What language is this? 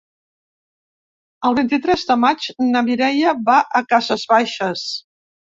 Catalan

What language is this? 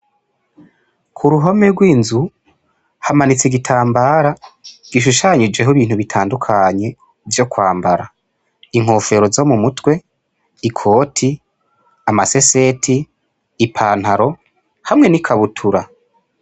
Rundi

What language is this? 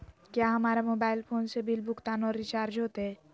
Magahi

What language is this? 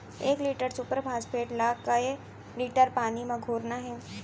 Chhattisgarhi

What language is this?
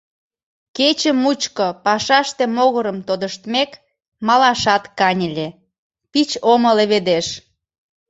Mari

